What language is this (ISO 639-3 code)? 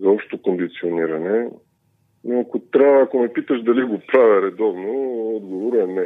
bul